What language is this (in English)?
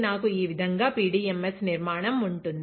Telugu